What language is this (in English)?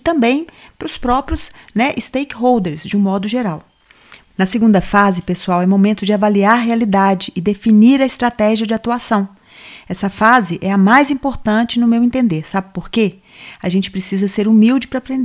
Portuguese